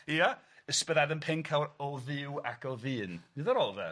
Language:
Welsh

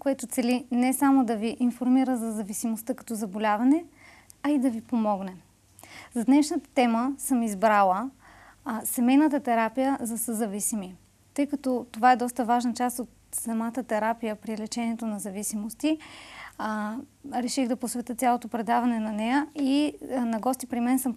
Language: Bulgarian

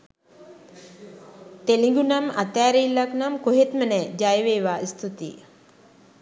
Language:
Sinhala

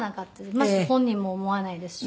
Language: Japanese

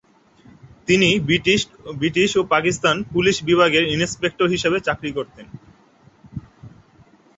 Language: Bangla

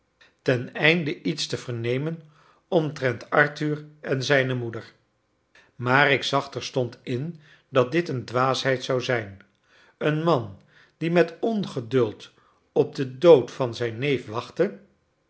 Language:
Dutch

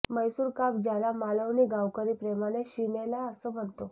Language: Marathi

